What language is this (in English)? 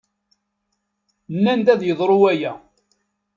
Kabyle